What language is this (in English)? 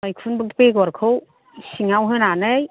Bodo